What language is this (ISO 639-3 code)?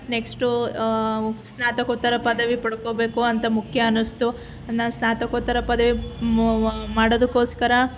kan